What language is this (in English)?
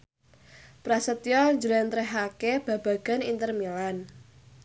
Javanese